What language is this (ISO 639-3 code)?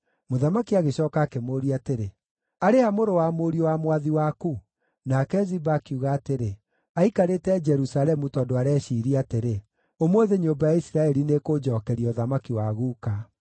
kik